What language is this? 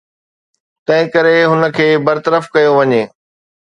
Sindhi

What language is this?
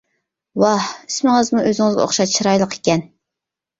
Uyghur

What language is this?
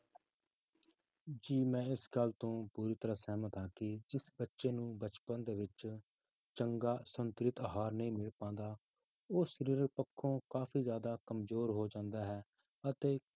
Punjabi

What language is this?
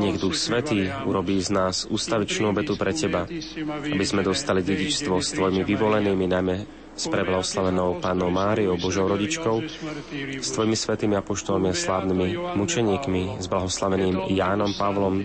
Slovak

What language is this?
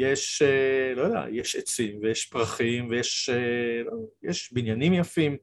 Hebrew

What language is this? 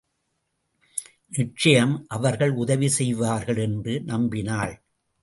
Tamil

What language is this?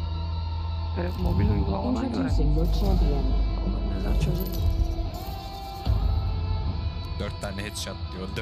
Turkish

